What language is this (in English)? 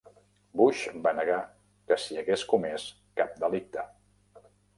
Catalan